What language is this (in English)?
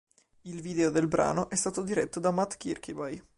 Italian